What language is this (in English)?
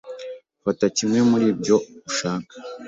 Kinyarwanda